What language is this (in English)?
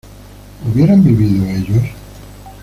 Spanish